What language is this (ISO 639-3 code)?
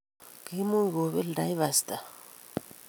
kln